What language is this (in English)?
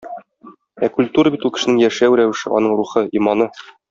Tatar